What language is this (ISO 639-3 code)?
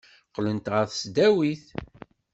kab